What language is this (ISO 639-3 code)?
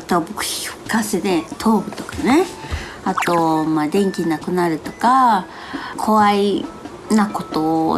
jpn